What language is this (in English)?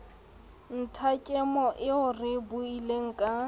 Southern Sotho